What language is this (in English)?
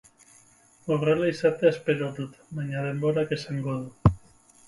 Basque